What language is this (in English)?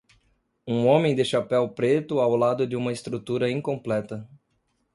Portuguese